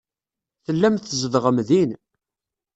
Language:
Kabyle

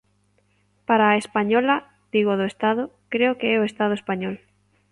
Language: Galician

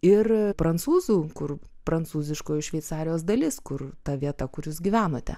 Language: Lithuanian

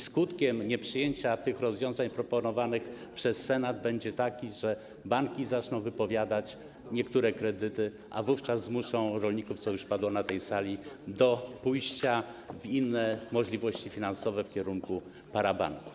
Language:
Polish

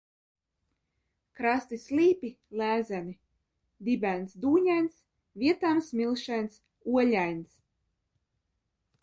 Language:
Latvian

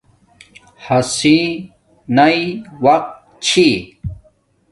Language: Domaaki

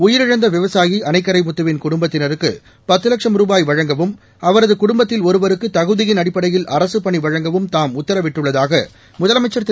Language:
Tamil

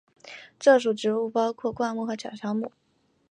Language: Chinese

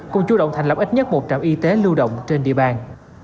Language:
Vietnamese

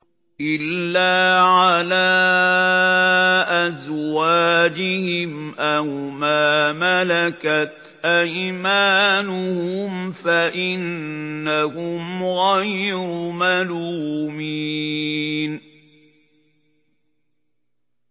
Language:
Arabic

